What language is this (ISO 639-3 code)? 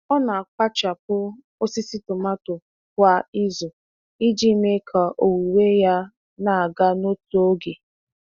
ibo